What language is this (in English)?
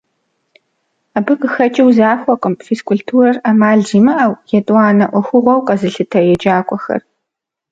Kabardian